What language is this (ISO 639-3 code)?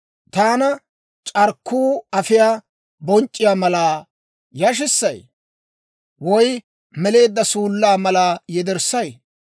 dwr